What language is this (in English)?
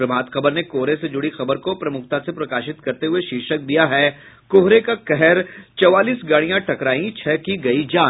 Hindi